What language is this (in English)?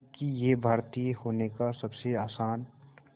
Hindi